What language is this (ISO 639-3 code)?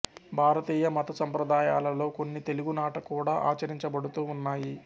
tel